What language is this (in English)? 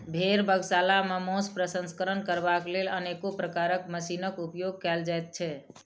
Maithili